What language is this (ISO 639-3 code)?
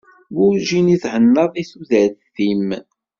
kab